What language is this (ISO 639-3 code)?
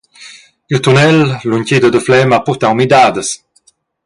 roh